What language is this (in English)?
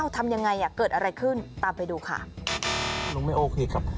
Thai